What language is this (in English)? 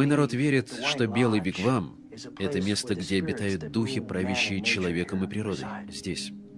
Russian